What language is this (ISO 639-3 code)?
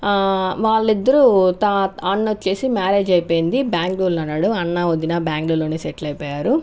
tel